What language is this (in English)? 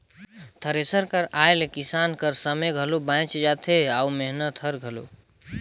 Chhattisgarhi